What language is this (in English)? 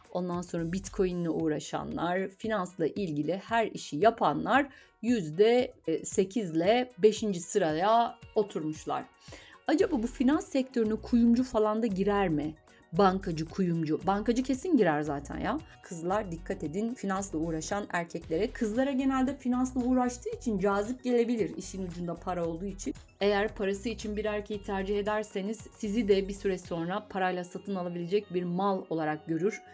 Turkish